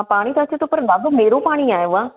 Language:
Sindhi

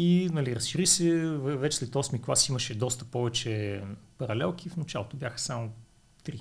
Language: Bulgarian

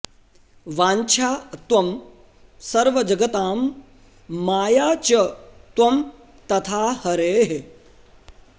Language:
Sanskrit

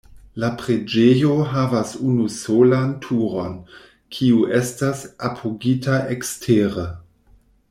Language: Esperanto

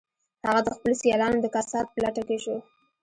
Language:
Pashto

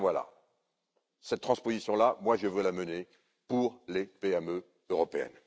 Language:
French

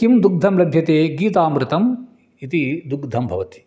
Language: Sanskrit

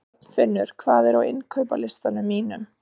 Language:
Icelandic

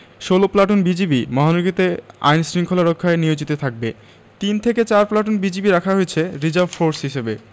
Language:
Bangla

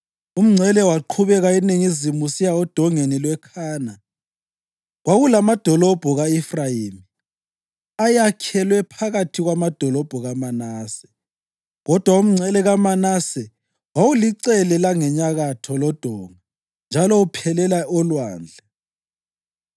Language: North Ndebele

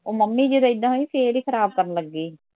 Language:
Punjabi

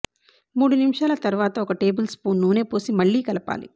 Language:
Telugu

